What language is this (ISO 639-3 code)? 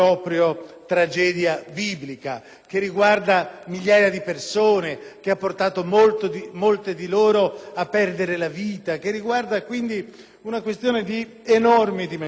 ita